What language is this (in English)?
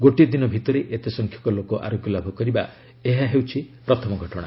Odia